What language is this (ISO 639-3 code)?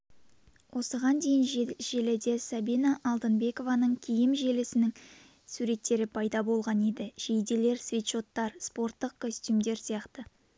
kaz